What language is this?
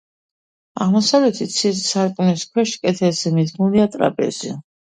Georgian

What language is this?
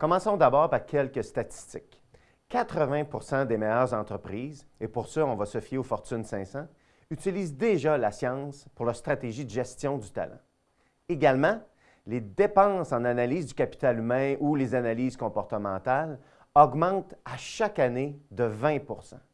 French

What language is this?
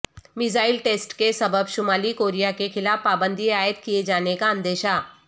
Urdu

